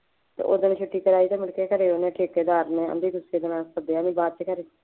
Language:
Punjabi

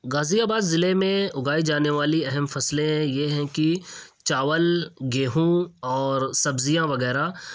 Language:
Urdu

